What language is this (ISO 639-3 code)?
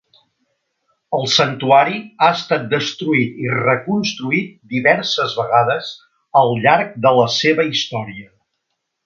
cat